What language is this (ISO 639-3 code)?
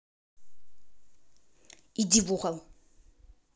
rus